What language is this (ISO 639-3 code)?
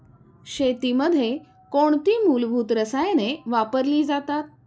mar